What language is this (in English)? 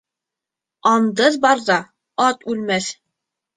Bashkir